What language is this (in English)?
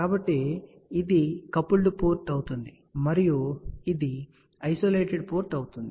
Telugu